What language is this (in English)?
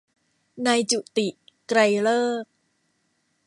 Thai